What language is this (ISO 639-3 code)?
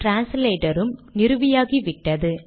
tam